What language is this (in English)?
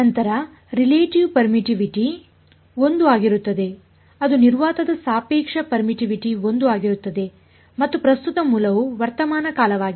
Kannada